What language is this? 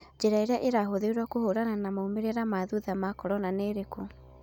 Kikuyu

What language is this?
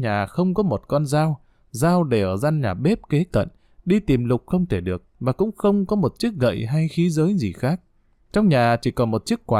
Vietnamese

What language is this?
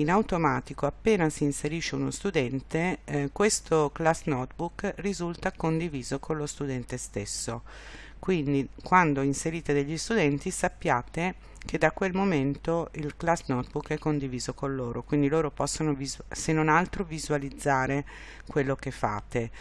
Italian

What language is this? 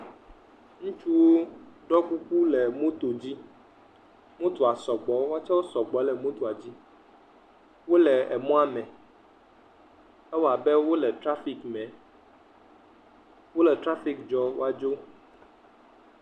Ewe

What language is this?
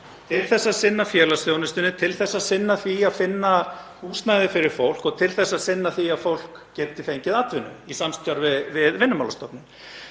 Icelandic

